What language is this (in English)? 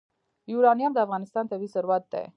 Pashto